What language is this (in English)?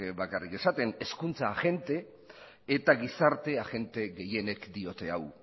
Basque